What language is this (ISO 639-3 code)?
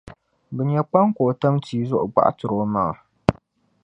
dag